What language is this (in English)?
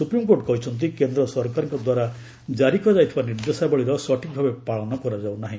Odia